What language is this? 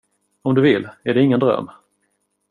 Swedish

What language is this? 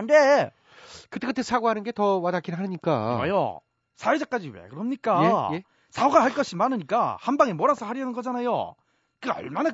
Korean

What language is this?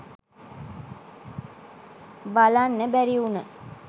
Sinhala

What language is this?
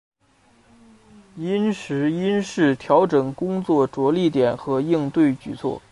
Chinese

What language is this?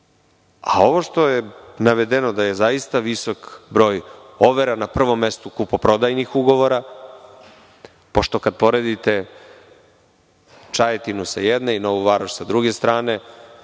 Serbian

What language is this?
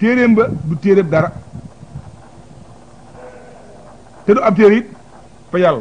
Arabic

